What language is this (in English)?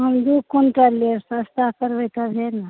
Maithili